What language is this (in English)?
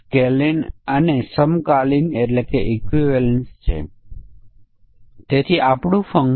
Gujarati